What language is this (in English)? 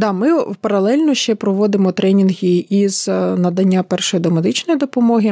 Ukrainian